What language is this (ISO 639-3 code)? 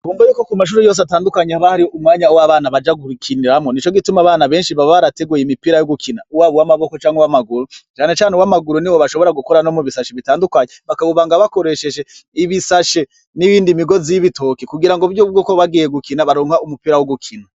run